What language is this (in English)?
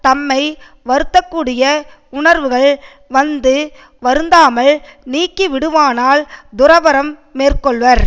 Tamil